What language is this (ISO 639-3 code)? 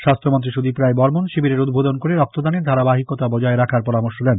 ben